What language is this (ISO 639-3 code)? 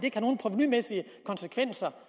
dan